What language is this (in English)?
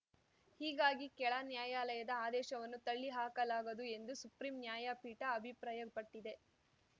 Kannada